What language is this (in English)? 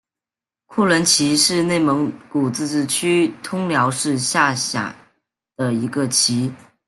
Chinese